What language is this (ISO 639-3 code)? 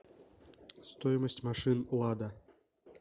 rus